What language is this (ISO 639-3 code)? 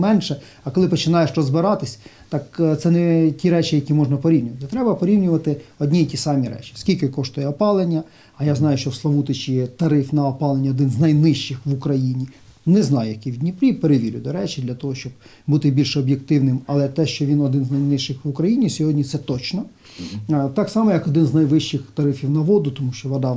ukr